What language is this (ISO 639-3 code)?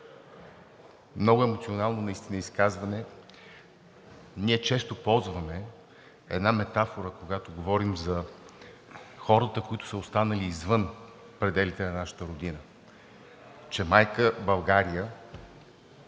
bul